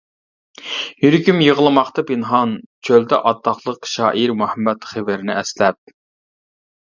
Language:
Uyghur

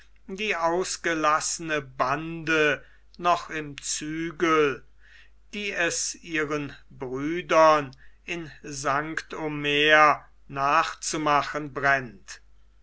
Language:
German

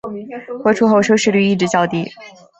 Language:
Chinese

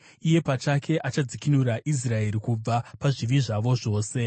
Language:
Shona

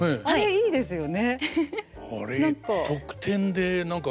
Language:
Japanese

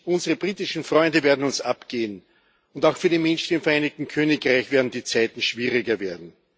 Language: German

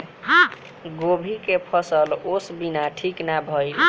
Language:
Bhojpuri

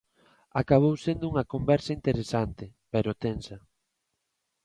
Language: Galician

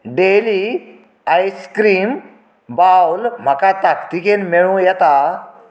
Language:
Konkani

